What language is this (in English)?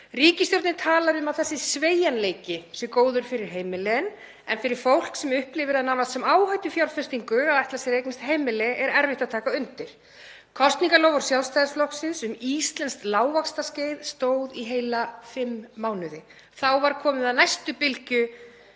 Icelandic